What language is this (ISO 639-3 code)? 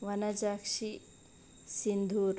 kan